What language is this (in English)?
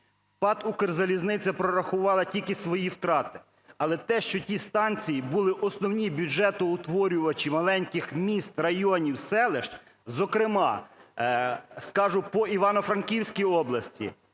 Ukrainian